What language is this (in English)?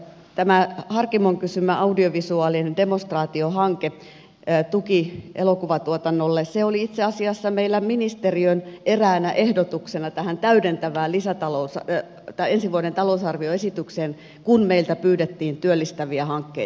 Finnish